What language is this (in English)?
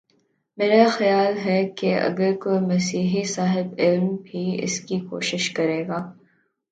Urdu